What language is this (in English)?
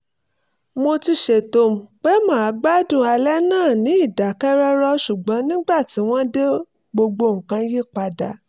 Yoruba